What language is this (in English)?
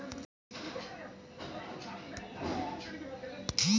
Chhattisgarhi